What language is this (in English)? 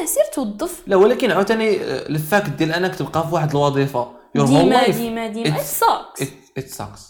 Arabic